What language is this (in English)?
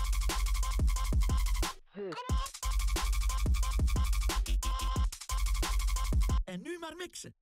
Dutch